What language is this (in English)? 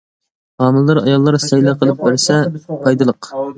Uyghur